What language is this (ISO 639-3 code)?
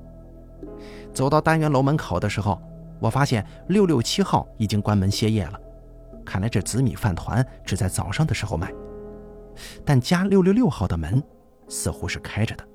zho